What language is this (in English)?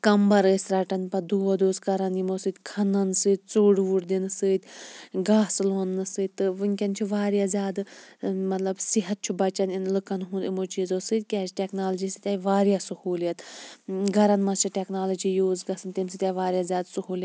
Kashmiri